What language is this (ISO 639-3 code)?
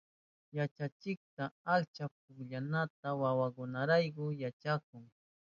qup